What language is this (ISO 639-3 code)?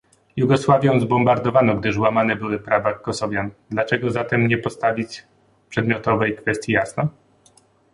pol